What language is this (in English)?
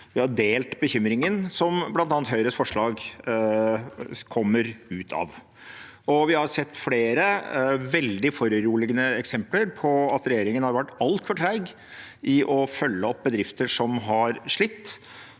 Norwegian